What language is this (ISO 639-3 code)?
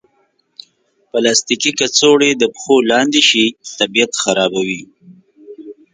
pus